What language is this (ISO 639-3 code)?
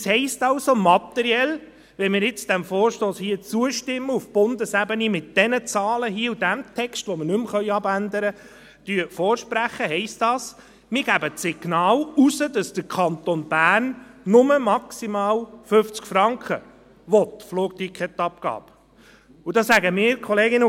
gsw